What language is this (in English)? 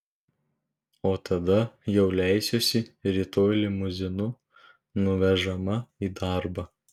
Lithuanian